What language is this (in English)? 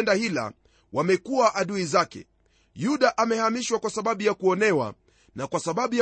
Swahili